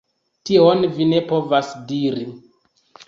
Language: Esperanto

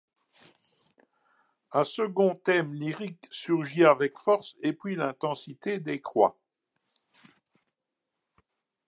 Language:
French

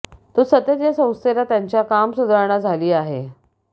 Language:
Marathi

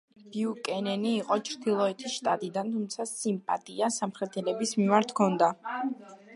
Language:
Georgian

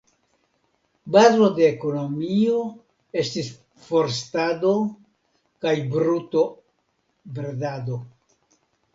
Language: Esperanto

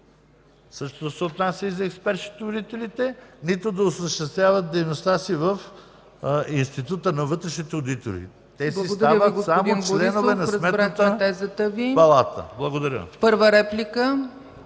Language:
Bulgarian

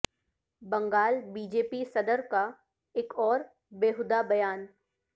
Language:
Urdu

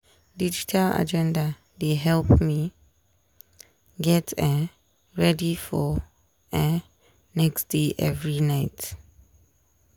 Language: Nigerian Pidgin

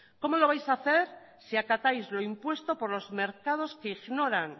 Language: Spanish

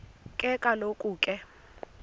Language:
Xhosa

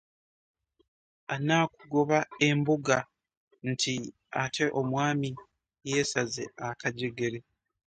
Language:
Ganda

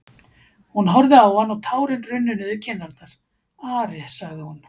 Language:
Icelandic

